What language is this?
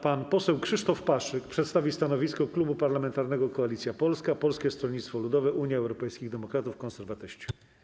Polish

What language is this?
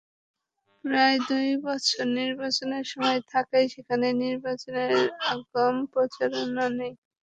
Bangla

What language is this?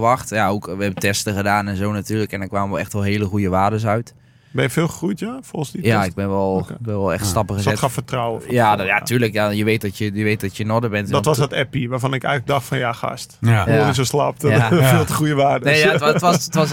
Dutch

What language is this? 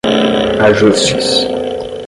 Portuguese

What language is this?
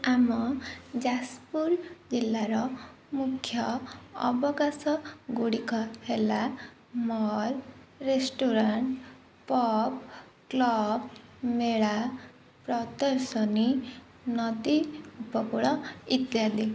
Odia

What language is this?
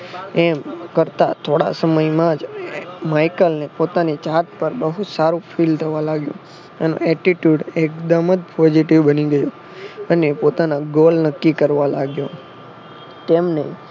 Gujarati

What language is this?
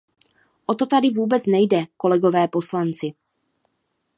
Czech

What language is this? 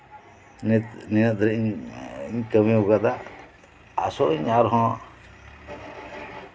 Santali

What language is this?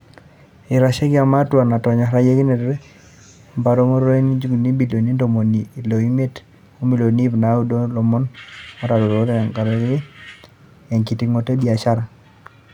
Masai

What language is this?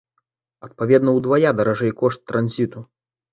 Belarusian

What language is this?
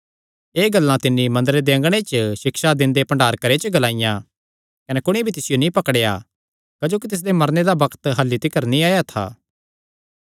Kangri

